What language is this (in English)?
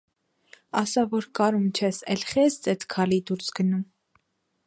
Armenian